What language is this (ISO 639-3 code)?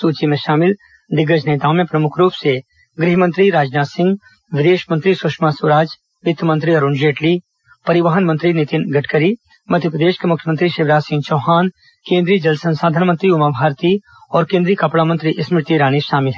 hin